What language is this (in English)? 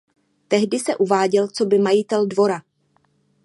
Czech